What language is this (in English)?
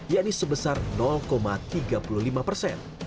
Indonesian